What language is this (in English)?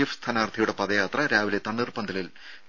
Malayalam